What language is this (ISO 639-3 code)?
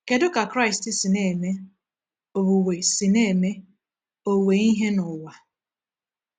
ibo